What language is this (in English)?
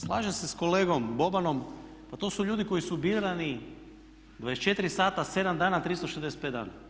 Croatian